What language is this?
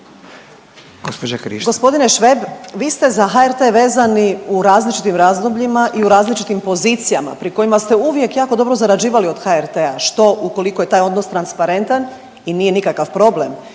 Croatian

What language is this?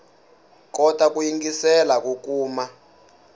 Tsonga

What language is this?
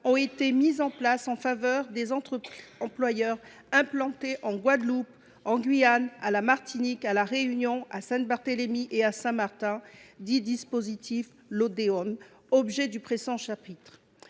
French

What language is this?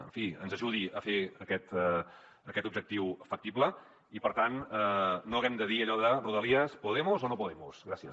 Catalan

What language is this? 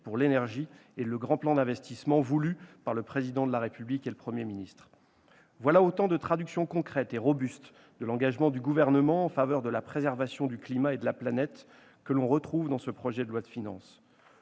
French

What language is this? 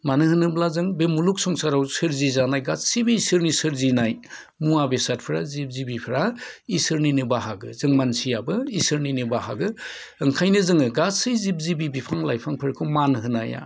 Bodo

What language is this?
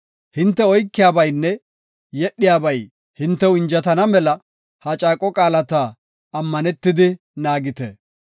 Gofa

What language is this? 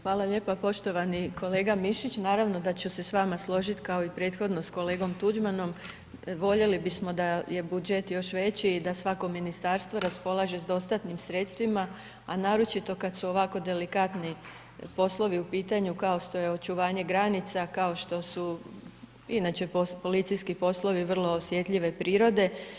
Croatian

